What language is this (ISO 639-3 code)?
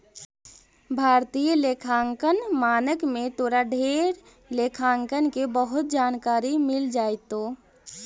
mag